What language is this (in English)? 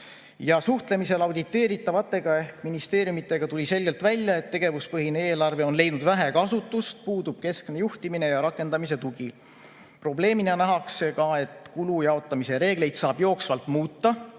Estonian